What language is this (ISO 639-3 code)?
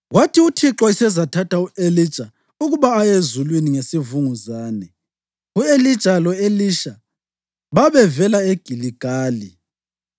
nde